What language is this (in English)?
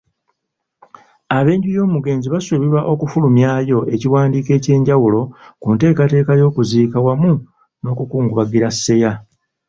Ganda